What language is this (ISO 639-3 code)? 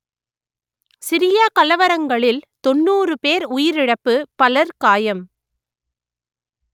tam